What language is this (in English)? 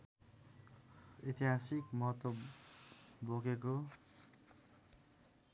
Nepali